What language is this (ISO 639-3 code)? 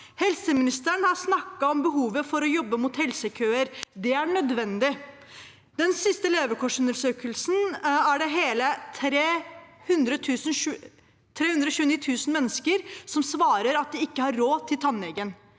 nor